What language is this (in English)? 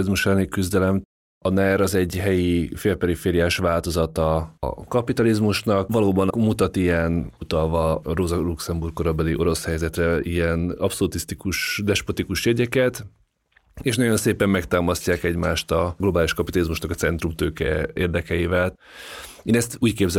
Hungarian